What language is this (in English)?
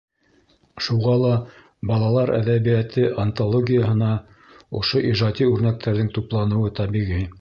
Bashkir